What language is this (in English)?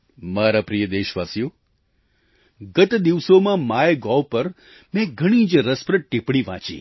Gujarati